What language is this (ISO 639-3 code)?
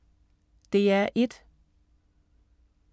dan